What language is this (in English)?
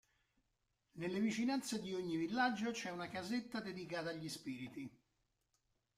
Italian